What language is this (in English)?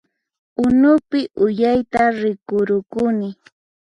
Puno Quechua